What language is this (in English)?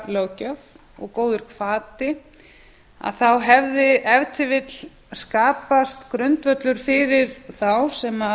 Icelandic